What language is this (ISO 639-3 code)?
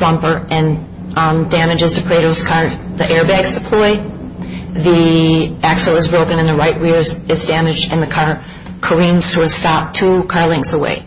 eng